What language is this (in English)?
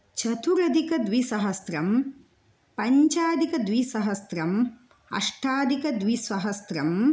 Sanskrit